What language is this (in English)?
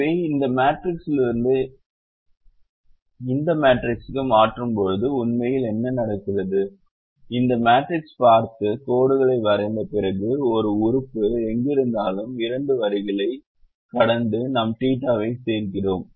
Tamil